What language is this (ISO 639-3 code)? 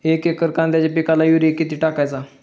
mar